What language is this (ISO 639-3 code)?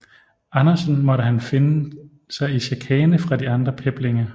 dan